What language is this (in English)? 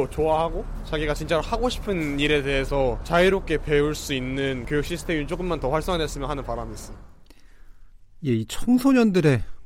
Korean